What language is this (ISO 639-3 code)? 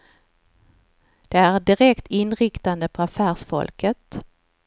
swe